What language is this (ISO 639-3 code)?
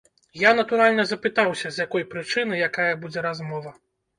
bel